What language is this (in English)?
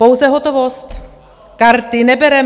Czech